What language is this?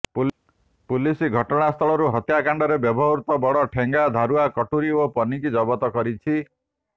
Odia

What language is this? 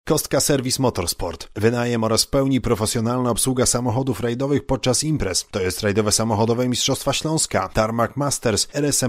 Polish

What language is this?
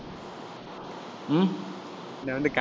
Tamil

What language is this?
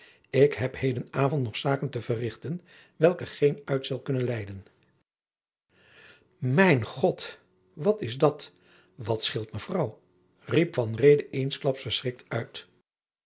Dutch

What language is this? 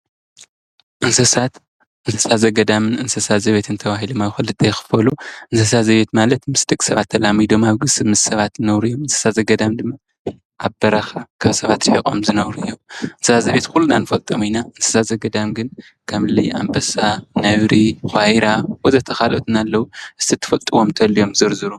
Tigrinya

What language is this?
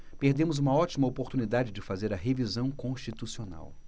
Portuguese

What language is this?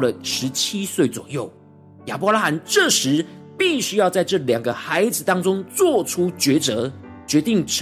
Chinese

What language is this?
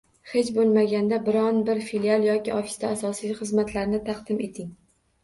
Uzbek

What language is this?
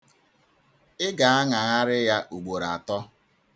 Igbo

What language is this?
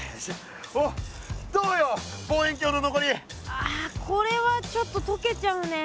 Japanese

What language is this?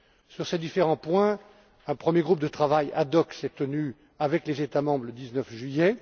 French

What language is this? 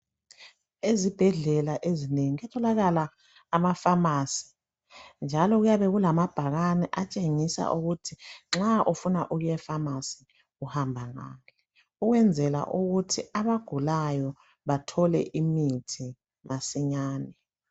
North Ndebele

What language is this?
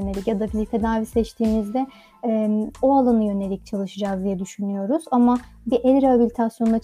Turkish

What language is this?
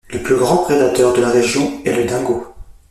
French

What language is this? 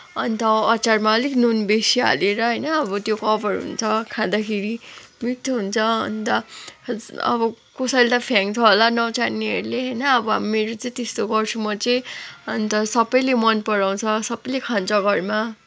Nepali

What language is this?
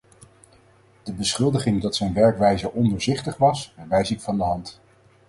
Dutch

